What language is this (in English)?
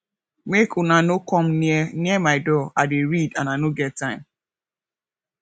Nigerian Pidgin